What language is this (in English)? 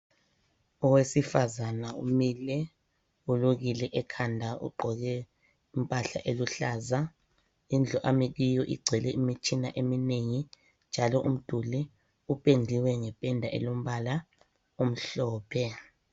North Ndebele